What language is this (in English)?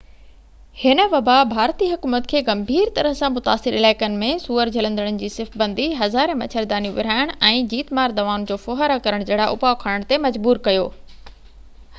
Sindhi